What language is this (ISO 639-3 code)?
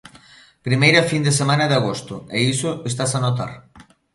glg